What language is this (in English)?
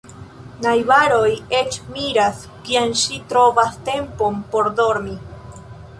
Esperanto